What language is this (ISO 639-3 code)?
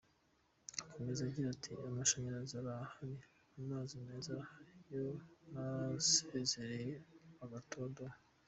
kin